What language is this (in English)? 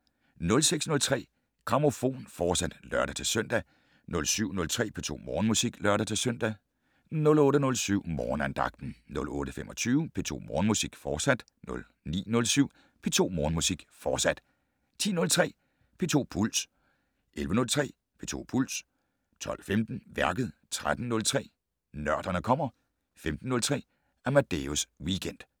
Danish